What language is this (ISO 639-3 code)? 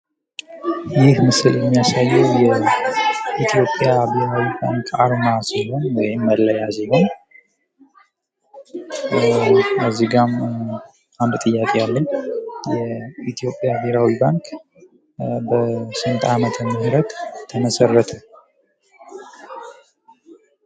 amh